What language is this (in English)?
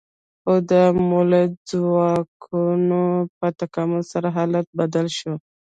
Pashto